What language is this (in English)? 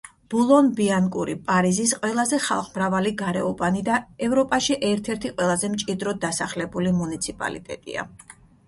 Georgian